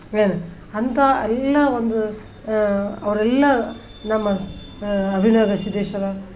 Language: Kannada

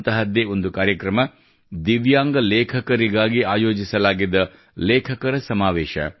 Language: Kannada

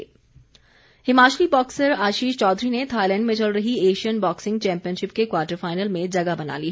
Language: Hindi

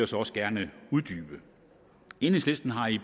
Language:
Danish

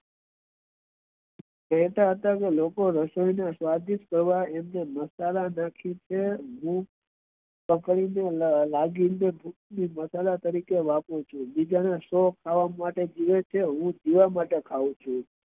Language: Gujarati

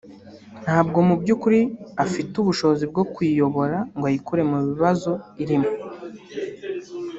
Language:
Kinyarwanda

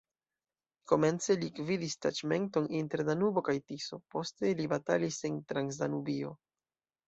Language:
Esperanto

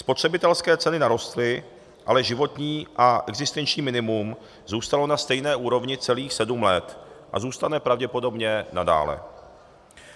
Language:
Czech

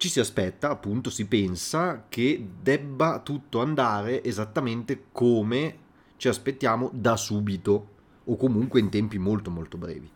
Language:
Italian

